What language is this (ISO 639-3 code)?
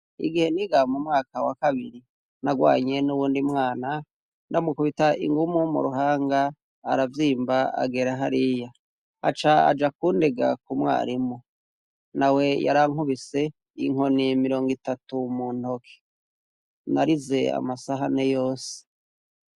run